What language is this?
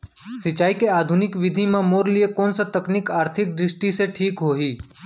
Chhattisgarhi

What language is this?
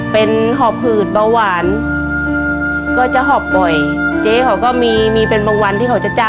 Thai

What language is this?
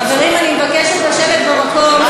Hebrew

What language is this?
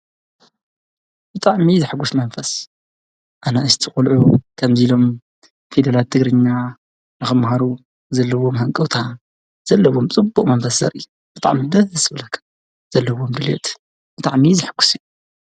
Tigrinya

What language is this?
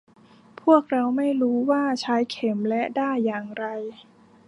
Thai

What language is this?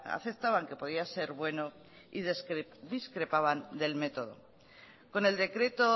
Spanish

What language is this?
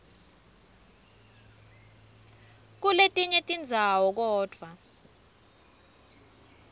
Swati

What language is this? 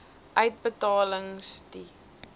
Afrikaans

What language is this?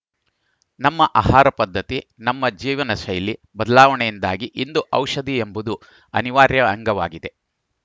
Kannada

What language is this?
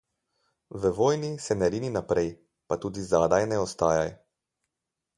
Slovenian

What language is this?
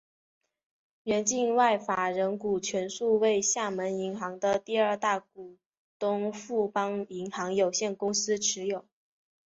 Chinese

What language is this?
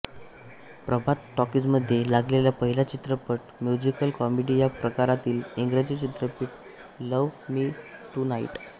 Marathi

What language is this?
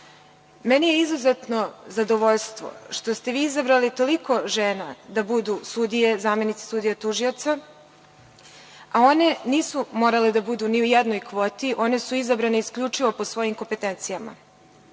Serbian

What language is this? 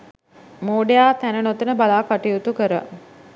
Sinhala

